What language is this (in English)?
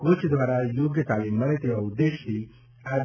Gujarati